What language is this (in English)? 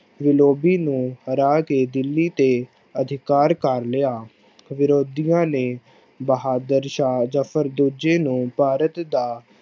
Punjabi